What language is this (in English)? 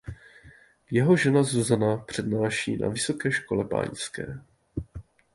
Czech